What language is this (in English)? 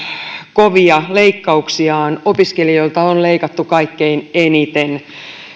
Finnish